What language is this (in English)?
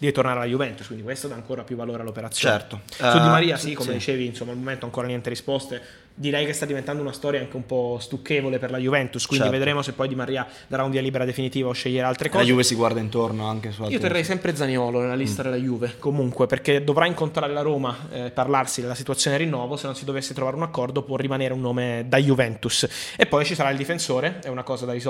Italian